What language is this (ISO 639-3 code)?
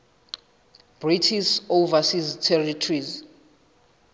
sot